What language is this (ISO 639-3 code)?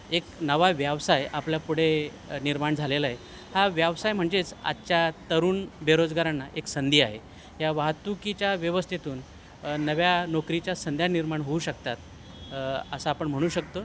mar